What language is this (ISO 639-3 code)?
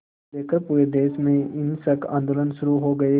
hin